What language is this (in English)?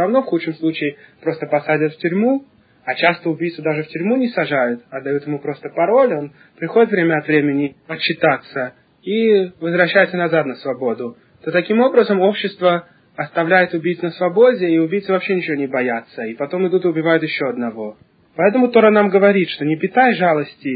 Russian